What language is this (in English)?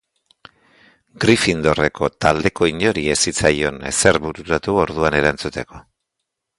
Basque